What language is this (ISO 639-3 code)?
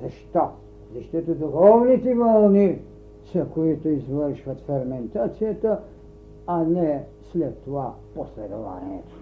bul